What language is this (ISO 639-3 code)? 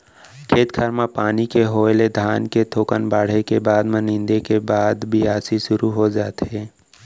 hne